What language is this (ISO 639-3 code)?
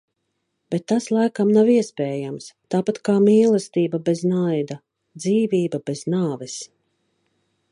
lav